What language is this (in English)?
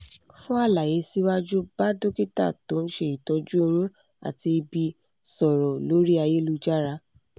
Yoruba